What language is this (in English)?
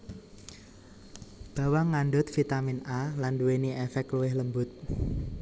Javanese